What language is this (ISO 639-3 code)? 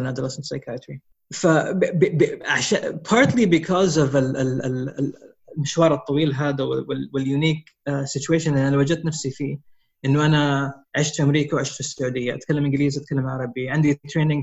ara